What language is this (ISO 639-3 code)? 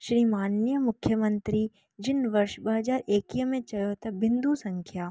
snd